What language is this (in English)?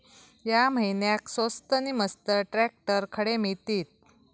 Marathi